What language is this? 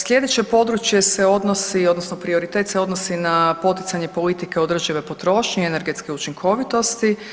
Croatian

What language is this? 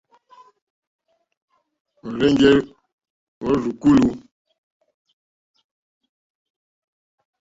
Mokpwe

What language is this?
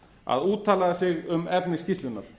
Icelandic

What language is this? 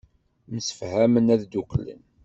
Kabyle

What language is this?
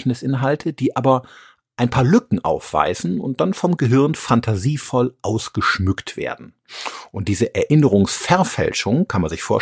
German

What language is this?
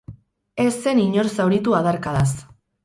Basque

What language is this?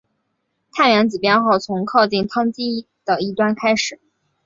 Chinese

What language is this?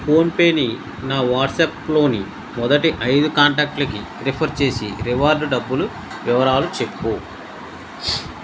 Telugu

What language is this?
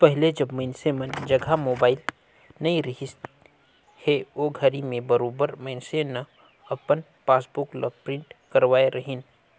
Chhattisgarhi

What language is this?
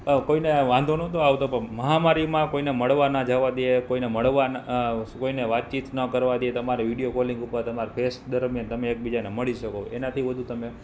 Gujarati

